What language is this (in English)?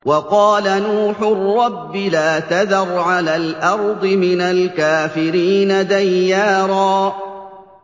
Arabic